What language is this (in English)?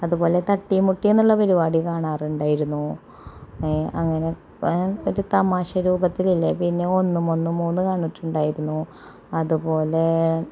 Malayalam